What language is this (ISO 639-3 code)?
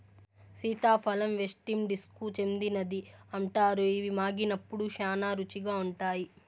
tel